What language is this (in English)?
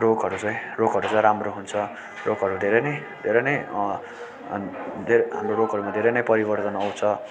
Nepali